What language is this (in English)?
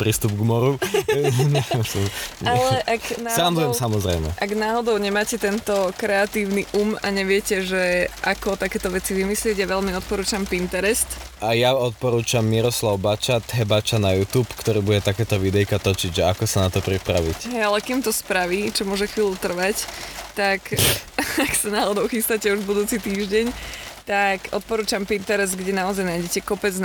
Slovak